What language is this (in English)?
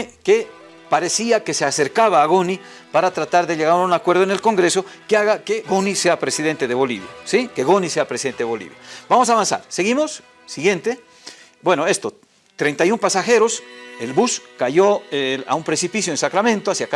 Spanish